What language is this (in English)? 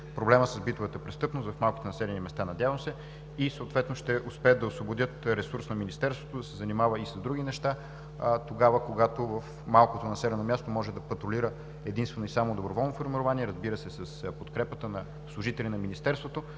Bulgarian